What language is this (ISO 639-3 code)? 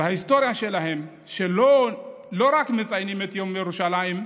heb